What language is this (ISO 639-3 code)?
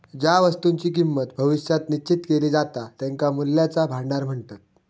mar